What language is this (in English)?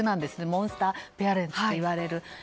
Japanese